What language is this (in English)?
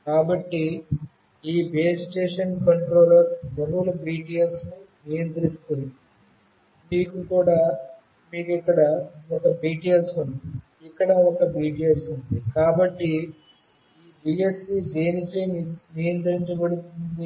Telugu